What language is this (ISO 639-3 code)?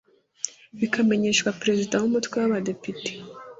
kin